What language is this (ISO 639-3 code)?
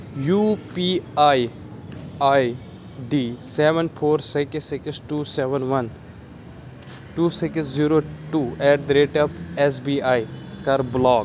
kas